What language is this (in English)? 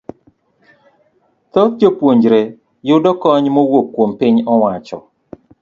Luo (Kenya and Tanzania)